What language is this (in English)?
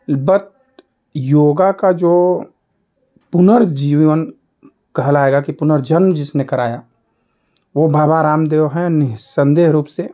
Hindi